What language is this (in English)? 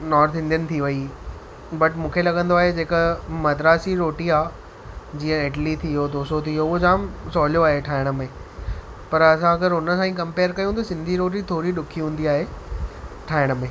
Sindhi